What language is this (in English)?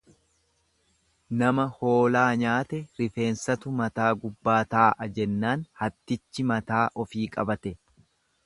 Oromo